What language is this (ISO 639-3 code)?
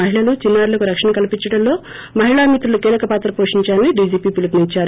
tel